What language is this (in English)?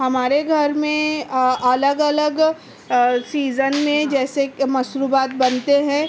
Urdu